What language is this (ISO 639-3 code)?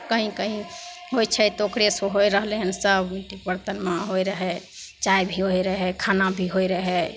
mai